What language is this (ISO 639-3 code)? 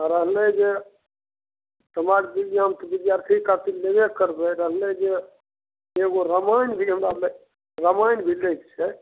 mai